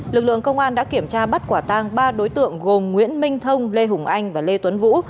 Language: Vietnamese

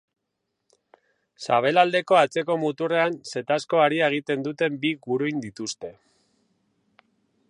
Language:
Basque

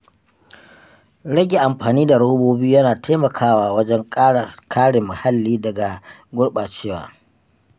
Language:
Hausa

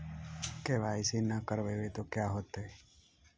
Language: Magahi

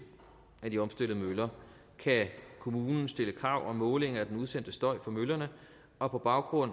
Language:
Danish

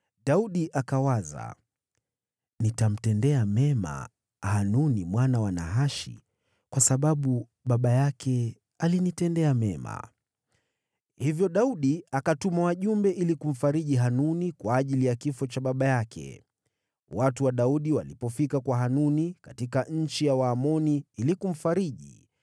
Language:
Swahili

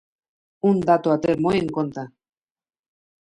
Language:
Galician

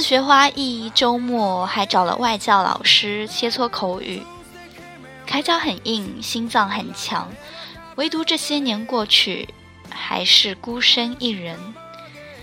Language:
Chinese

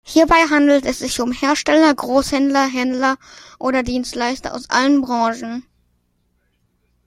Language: German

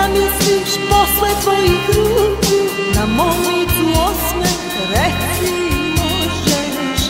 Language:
Polish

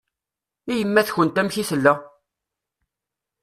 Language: Kabyle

